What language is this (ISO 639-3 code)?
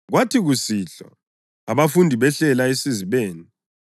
nde